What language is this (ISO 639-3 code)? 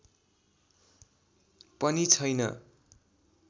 nep